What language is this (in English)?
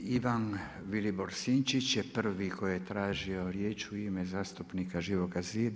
Croatian